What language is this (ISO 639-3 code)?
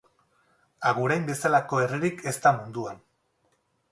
eus